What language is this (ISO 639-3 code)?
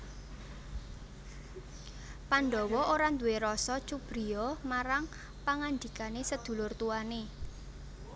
jav